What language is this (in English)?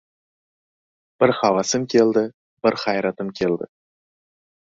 Uzbek